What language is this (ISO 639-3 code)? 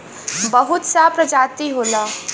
bho